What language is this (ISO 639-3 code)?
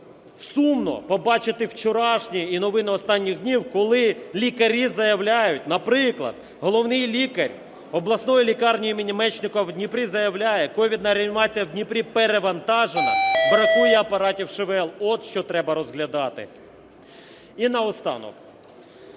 ukr